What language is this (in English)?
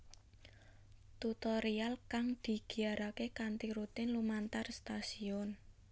Javanese